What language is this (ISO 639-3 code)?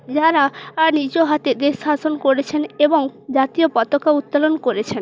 ben